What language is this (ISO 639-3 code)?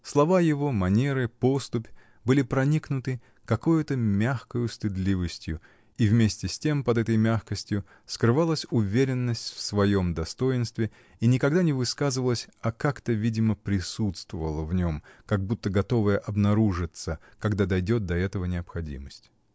rus